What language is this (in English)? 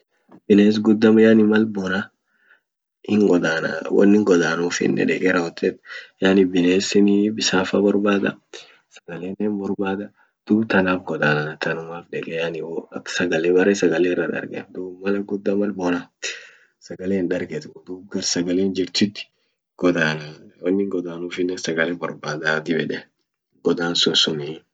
Orma